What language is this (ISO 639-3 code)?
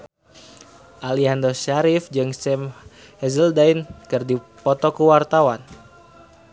sun